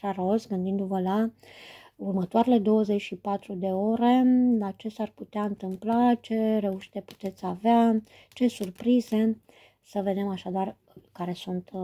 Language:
Romanian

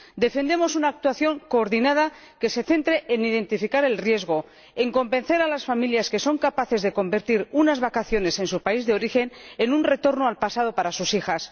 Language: Spanish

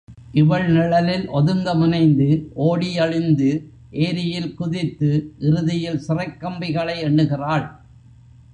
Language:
Tamil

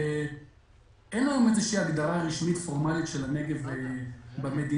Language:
Hebrew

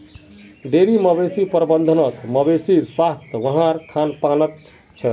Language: Magahi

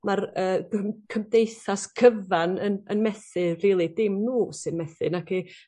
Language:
Welsh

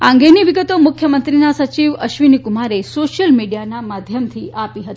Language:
Gujarati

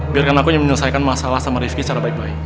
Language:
Indonesian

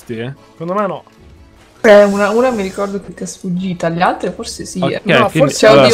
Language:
Italian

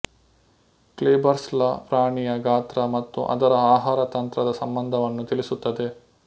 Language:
Kannada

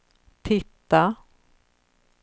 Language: Swedish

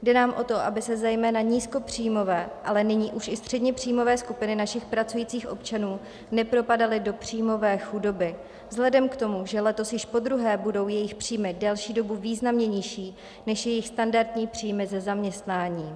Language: Czech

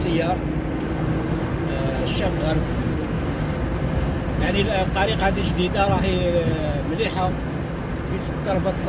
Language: Arabic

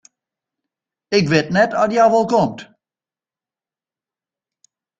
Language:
Western Frisian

